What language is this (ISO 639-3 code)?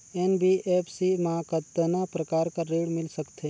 hne